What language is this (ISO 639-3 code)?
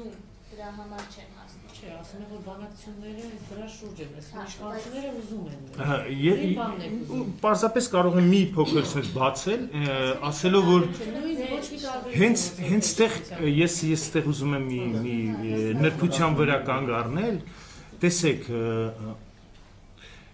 ron